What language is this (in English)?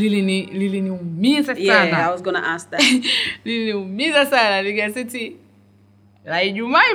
Swahili